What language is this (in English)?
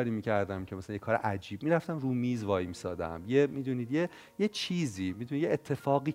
Persian